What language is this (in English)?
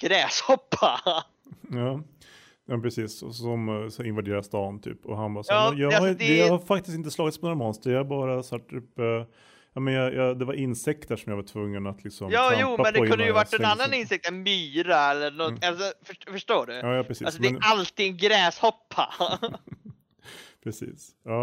Swedish